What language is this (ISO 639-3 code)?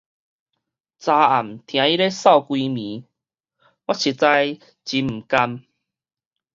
nan